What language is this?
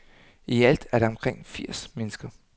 Danish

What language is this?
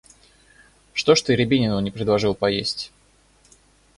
Russian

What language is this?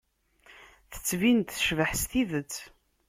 Kabyle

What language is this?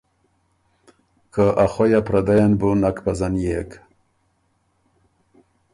Ormuri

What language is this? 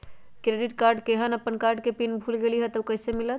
Magahi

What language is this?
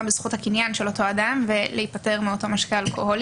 Hebrew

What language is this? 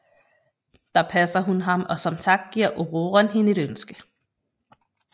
Danish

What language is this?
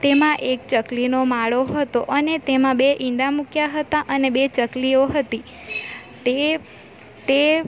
Gujarati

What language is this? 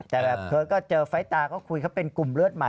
Thai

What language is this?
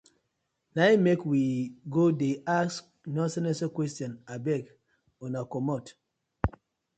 Nigerian Pidgin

